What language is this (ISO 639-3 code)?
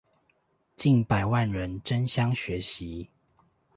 zho